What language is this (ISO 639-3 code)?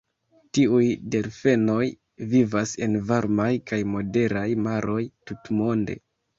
epo